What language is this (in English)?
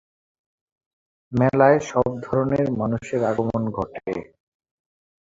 Bangla